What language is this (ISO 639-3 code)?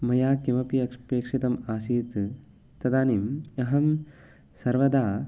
san